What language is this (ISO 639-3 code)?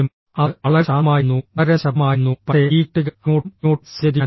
mal